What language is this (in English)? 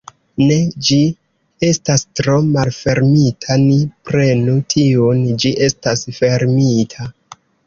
Esperanto